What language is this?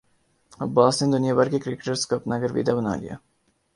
Urdu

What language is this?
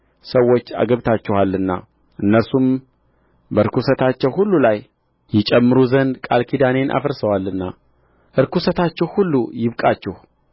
Amharic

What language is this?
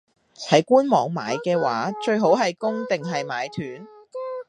Cantonese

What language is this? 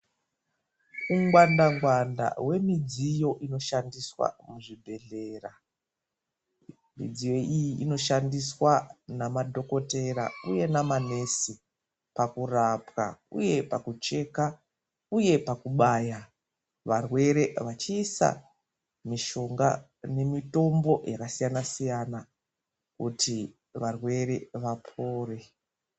Ndau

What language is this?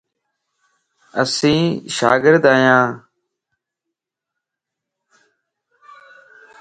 Lasi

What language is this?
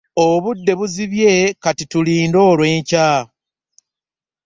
Ganda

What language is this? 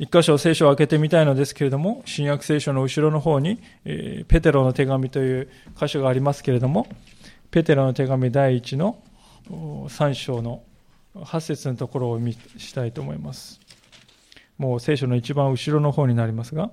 Japanese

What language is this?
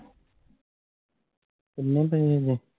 Punjabi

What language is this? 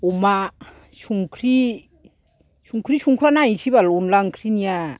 Bodo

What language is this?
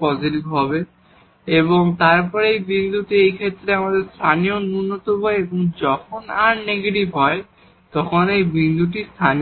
Bangla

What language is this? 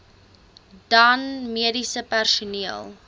Afrikaans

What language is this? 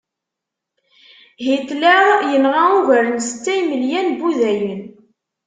Kabyle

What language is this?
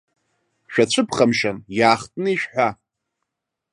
Abkhazian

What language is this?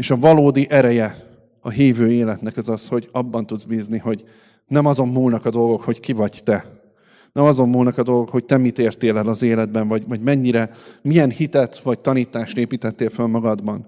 Hungarian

